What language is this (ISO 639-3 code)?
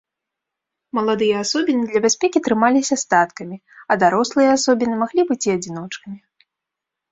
bel